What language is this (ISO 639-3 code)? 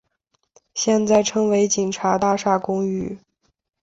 zho